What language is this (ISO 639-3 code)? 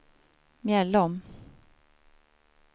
swe